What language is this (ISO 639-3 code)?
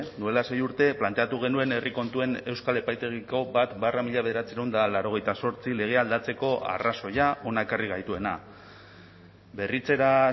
eus